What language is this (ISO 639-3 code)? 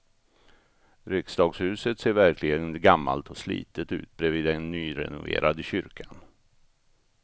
swe